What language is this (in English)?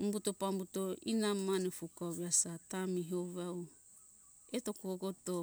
Hunjara-Kaina Ke